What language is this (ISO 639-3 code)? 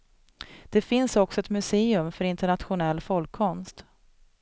swe